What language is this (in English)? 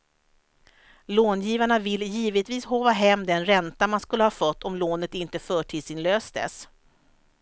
Swedish